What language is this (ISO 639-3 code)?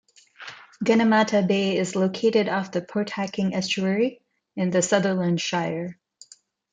eng